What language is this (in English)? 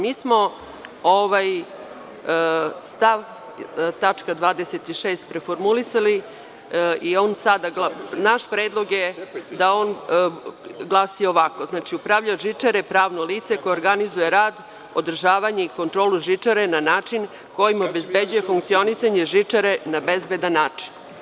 Serbian